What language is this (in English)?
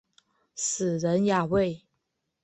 Chinese